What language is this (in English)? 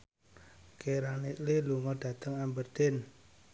Javanese